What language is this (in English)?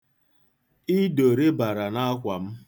Igbo